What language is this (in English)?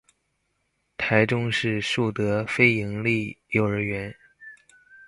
Chinese